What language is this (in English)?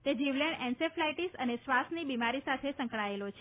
Gujarati